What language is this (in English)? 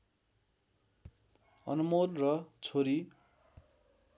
Nepali